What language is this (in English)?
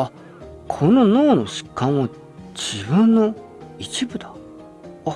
Japanese